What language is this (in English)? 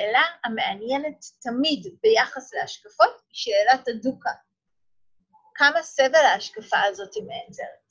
Hebrew